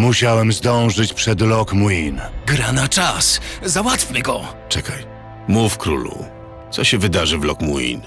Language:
Polish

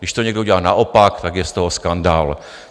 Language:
Czech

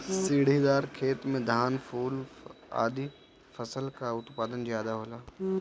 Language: Bhojpuri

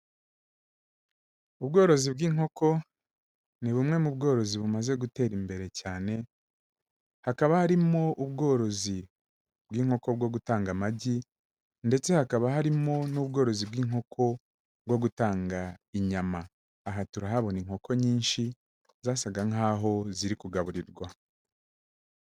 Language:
Kinyarwanda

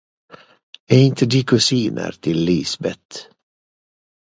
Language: Swedish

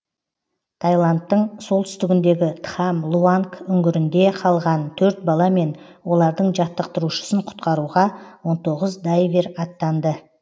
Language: Kazakh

